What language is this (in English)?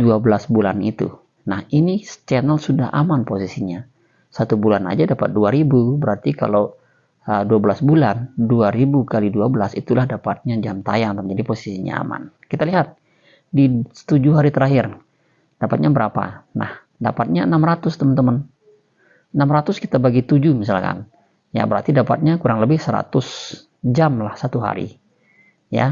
Indonesian